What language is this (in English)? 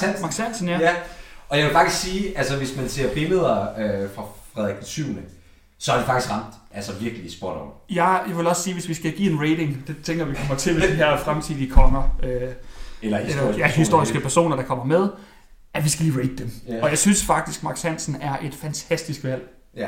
Danish